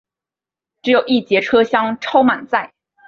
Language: Chinese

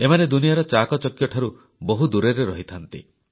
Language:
Odia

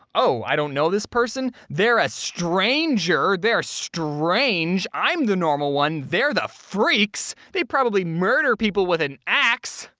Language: English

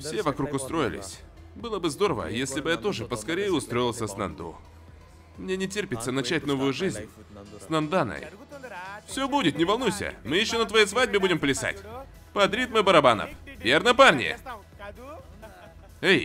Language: Russian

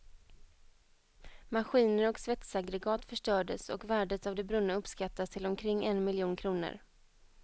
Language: Swedish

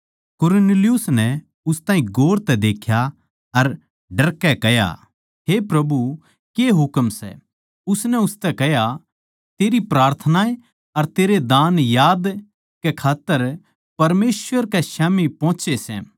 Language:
Haryanvi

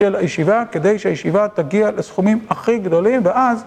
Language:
Hebrew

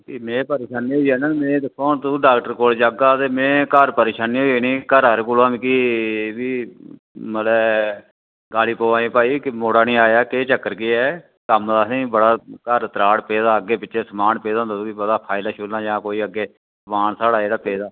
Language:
Dogri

